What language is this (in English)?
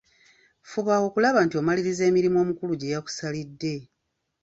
Ganda